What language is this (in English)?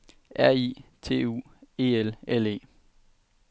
Danish